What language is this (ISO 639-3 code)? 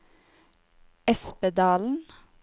nor